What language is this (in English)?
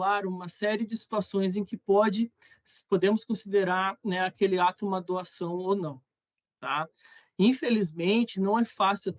Portuguese